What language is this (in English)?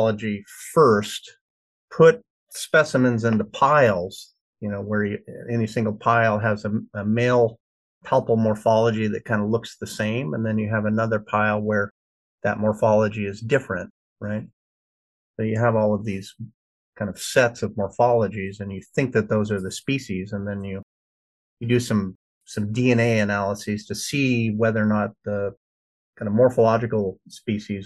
English